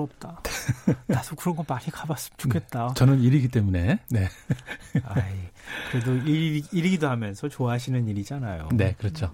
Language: Korean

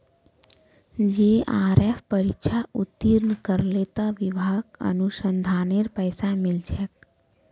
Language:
Magahi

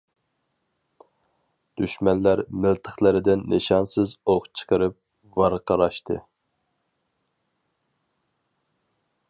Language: Uyghur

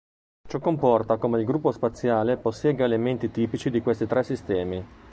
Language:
Italian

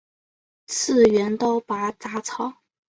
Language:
Chinese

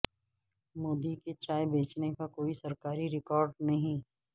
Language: Urdu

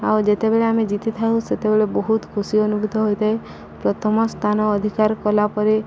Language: Odia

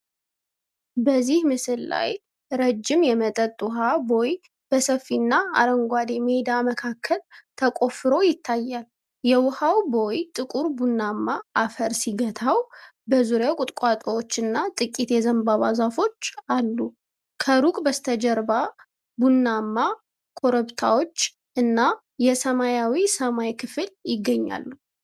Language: Amharic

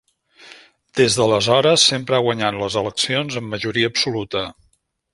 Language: Catalan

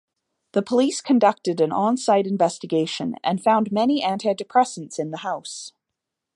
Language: English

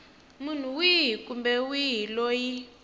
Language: Tsonga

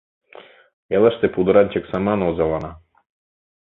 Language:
Mari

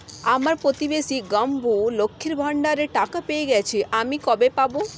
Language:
Bangla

